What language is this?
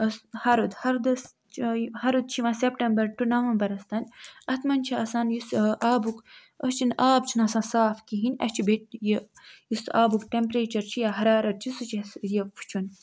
Kashmiri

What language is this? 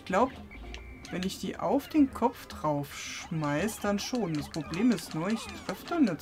German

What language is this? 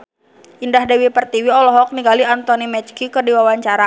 Sundanese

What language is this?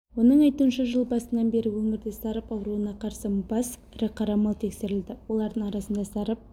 Kazakh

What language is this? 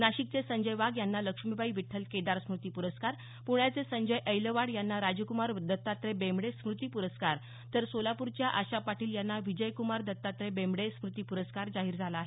Marathi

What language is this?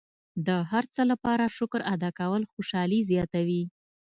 Pashto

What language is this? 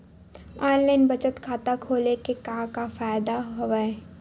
Chhattisgarhi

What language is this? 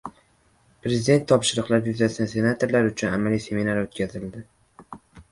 Uzbek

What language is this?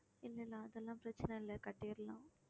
Tamil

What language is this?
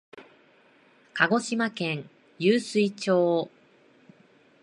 Japanese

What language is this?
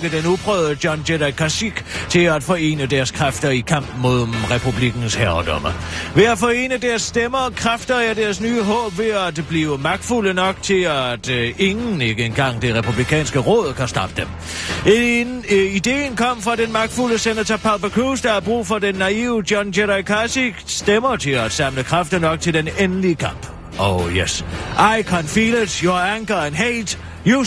Danish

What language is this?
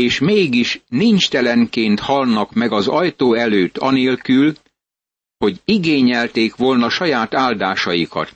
Hungarian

